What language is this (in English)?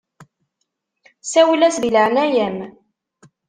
Kabyle